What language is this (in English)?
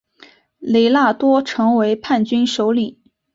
Chinese